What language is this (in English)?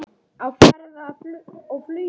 Icelandic